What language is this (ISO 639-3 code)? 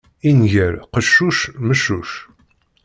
kab